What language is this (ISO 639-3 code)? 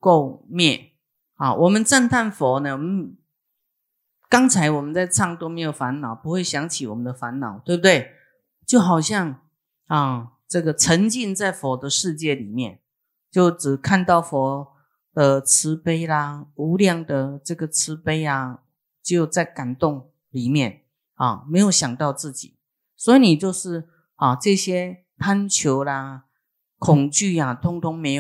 zho